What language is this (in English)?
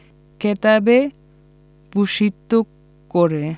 Bangla